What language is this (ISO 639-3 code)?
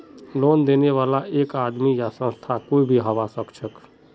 mag